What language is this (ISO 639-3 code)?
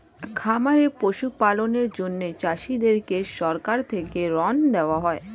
ben